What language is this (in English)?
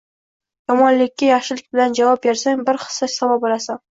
Uzbek